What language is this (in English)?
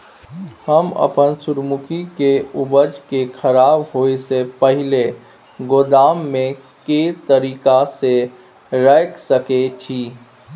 Maithili